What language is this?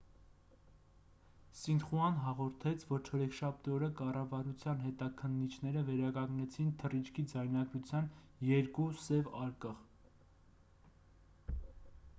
Armenian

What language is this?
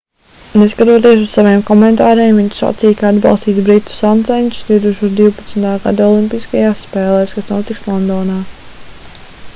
Latvian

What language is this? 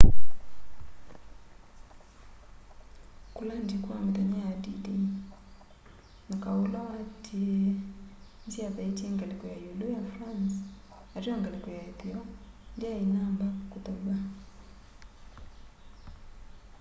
Kamba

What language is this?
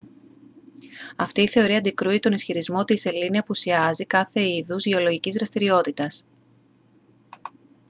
Greek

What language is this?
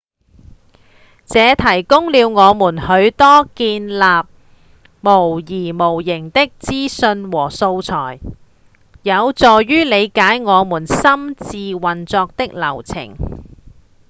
Cantonese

